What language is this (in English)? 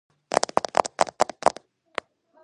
Georgian